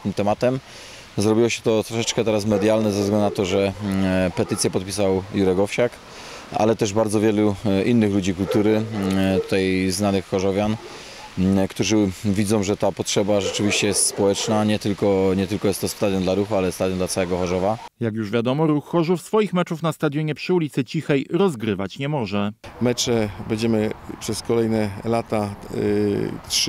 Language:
Polish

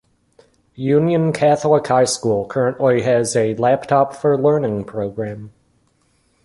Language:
English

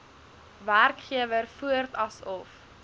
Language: Afrikaans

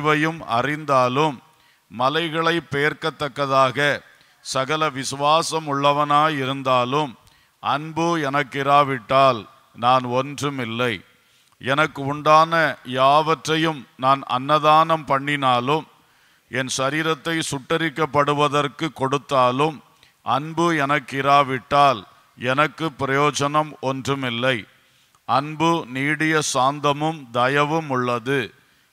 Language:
Romanian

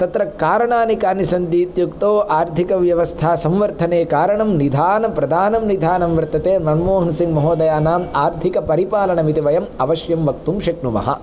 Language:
Sanskrit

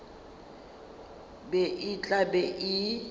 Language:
Northern Sotho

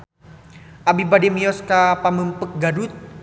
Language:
Sundanese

